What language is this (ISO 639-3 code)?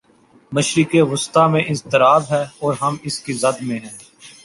urd